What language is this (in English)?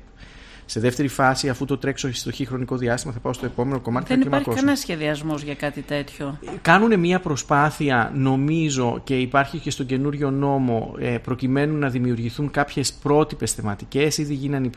Greek